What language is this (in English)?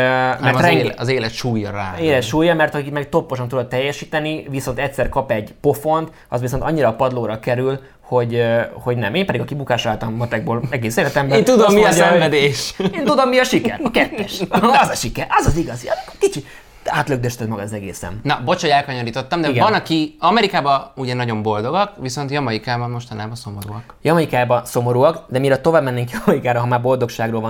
Hungarian